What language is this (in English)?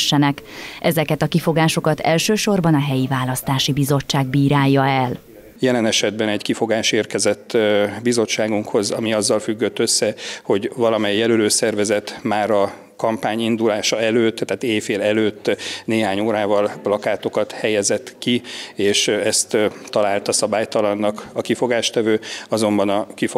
Hungarian